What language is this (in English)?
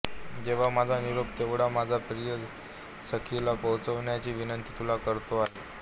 Marathi